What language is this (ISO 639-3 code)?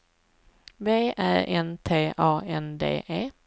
swe